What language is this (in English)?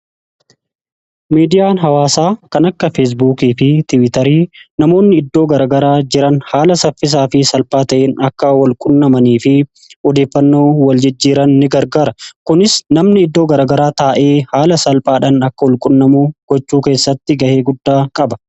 Oromo